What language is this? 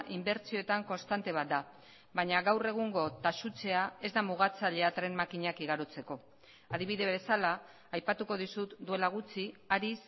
Basque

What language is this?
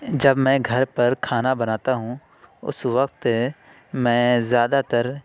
Urdu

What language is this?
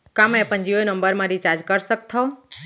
Chhattisgarhi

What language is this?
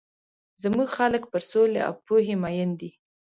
Pashto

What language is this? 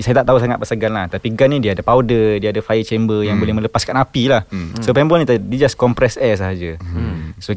Malay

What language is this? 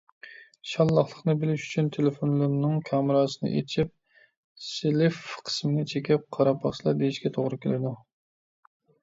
Uyghur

